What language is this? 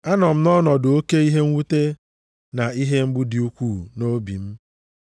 Igbo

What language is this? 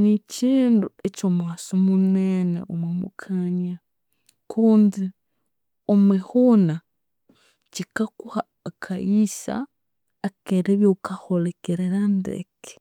Konzo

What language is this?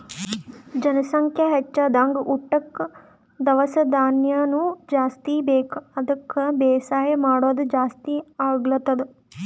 Kannada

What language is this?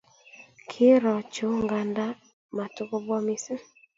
Kalenjin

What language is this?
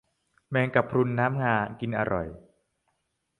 Thai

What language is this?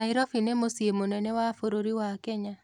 Kikuyu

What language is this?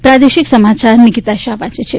Gujarati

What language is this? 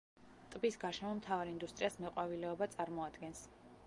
Georgian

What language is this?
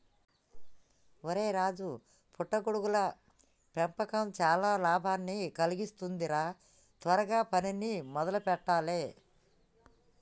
Telugu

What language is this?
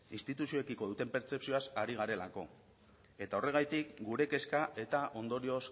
Basque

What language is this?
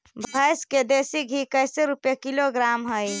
Magahi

